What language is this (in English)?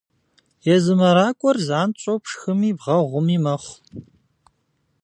Kabardian